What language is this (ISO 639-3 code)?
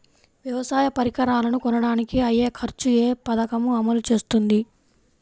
tel